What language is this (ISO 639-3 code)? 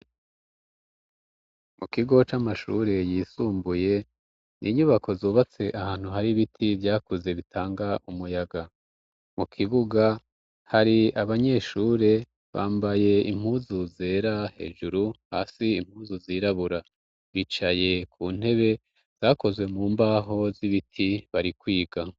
run